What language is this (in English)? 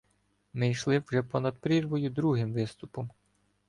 Ukrainian